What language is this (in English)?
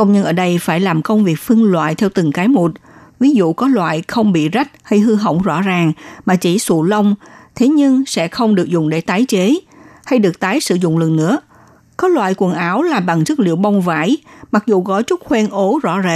Vietnamese